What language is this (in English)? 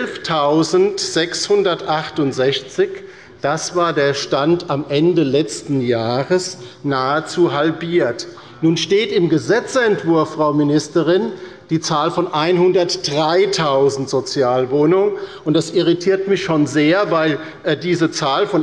German